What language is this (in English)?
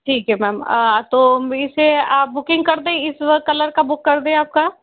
Hindi